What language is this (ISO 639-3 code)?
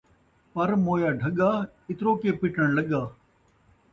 skr